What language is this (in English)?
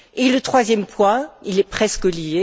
French